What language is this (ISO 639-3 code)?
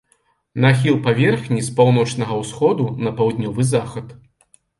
bel